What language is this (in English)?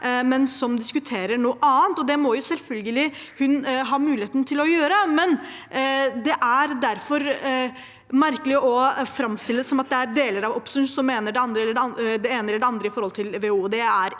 Norwegian